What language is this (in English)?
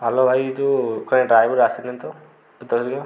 Odia